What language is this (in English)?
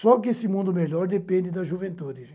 Portuguese